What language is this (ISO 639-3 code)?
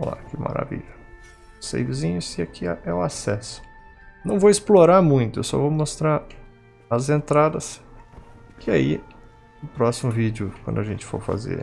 por